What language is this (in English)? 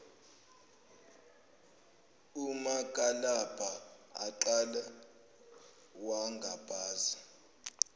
Zulu